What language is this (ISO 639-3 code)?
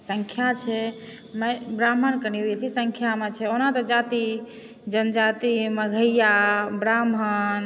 mai